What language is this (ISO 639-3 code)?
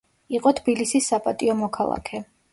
kat